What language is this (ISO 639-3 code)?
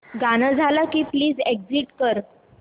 mar